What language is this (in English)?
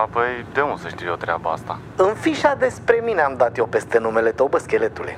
Romanian